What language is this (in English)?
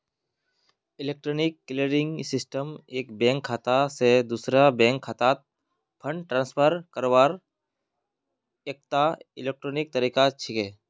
Magahi